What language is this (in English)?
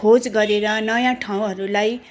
Nepali